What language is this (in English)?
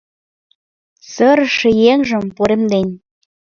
Mari